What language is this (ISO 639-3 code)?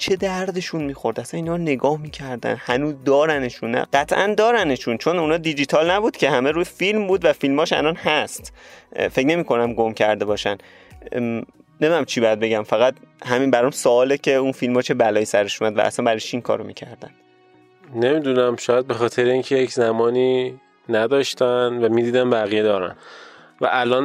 fas